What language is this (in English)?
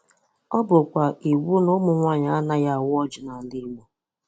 Igbo